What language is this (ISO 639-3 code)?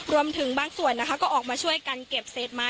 tha